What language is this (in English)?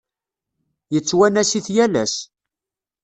Kabyle